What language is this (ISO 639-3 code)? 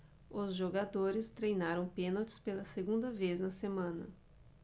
por